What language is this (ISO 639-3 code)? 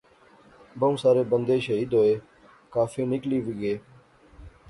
phr